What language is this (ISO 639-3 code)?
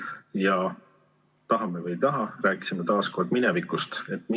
est